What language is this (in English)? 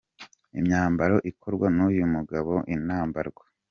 Kinyarwanda